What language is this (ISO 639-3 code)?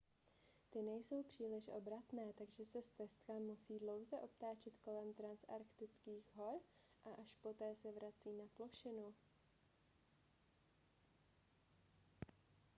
ces